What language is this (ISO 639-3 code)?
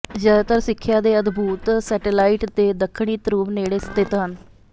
pan